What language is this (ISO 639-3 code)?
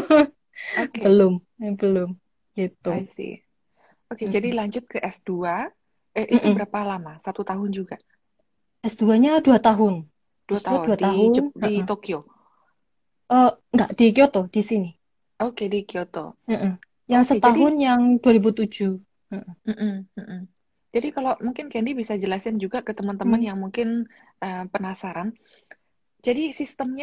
ind